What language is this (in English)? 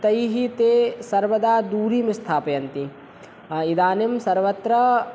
Sanskrit